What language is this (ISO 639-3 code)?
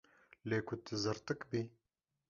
kur